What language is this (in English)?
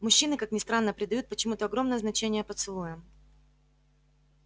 Russian